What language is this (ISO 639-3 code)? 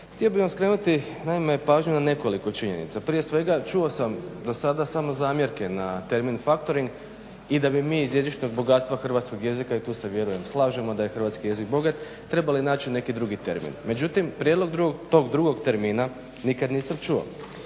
hrv